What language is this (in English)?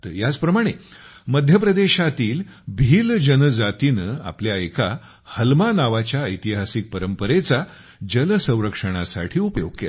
Marathi